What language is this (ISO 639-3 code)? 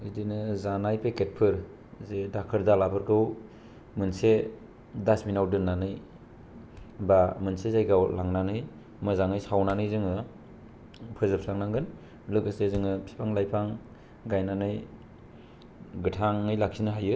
brx